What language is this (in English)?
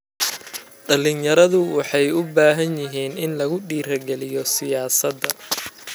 Somali